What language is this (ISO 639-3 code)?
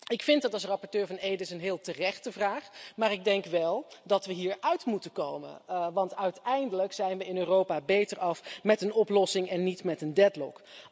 nld